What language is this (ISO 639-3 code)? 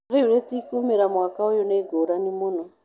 kik